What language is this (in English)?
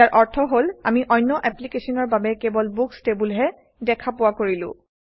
Assamese